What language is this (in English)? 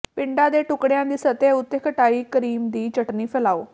Punjabi